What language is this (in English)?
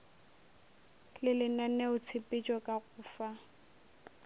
Northern Sotho